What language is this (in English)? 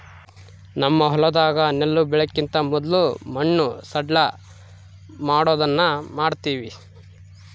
Kannada